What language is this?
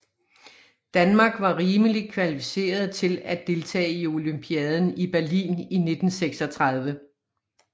Danish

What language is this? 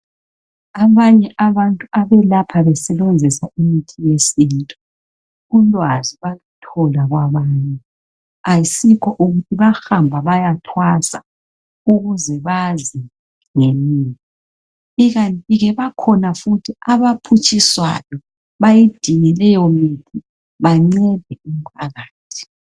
North Ndebele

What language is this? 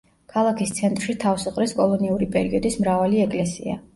Georgian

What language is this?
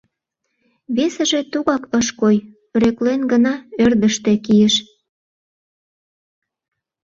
Mari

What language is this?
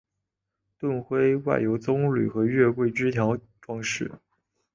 Chinese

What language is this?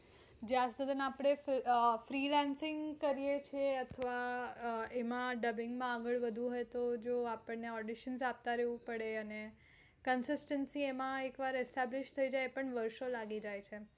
Gujarati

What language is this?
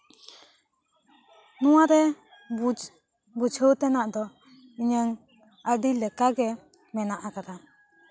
Santali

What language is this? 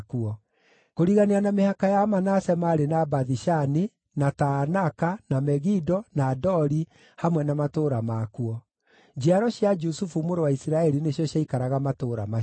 Kikuyu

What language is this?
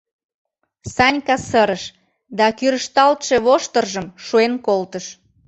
Mari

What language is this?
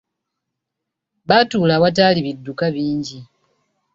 Ganda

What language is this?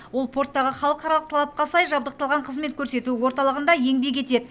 Kazakh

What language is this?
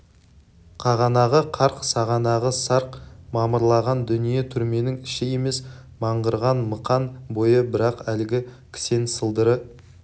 Kazakh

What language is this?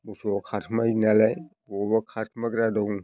Bodo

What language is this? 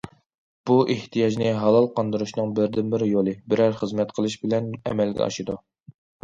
Uyghur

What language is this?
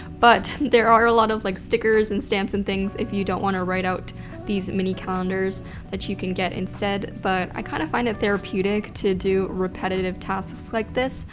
English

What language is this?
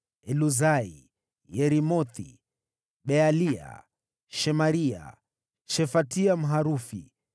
Swahili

